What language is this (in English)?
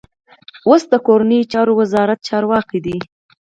Pashto